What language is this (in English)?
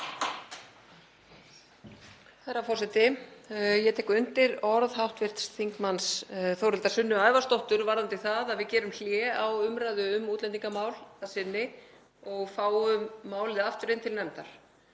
Icelandic